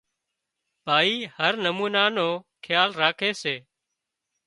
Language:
Wadiyara Koli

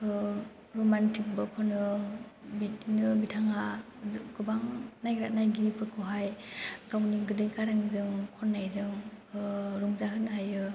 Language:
Bodo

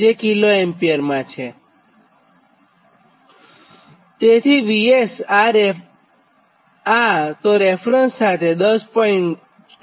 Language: Gujarati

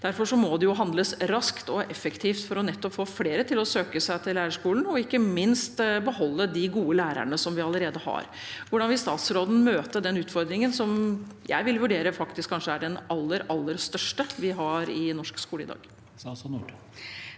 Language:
Norwegian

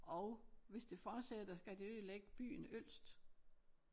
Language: Danish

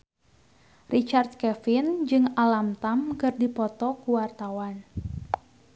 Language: Sundanese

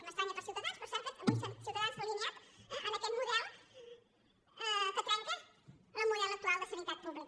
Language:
Catalan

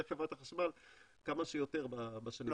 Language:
Hebrew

